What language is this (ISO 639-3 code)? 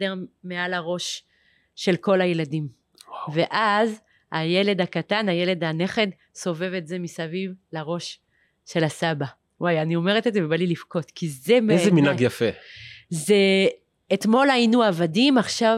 heb